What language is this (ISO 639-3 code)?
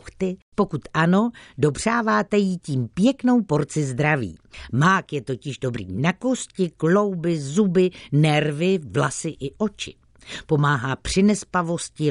ces